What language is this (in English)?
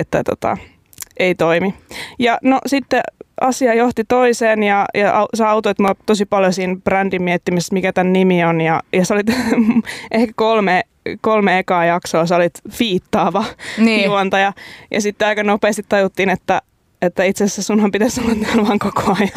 Finnish